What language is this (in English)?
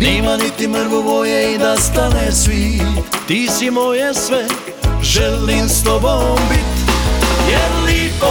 Croatian